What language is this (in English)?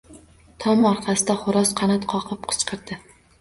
Uzbek